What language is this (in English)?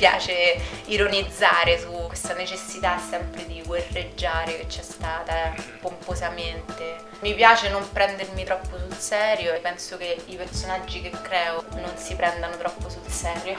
Italian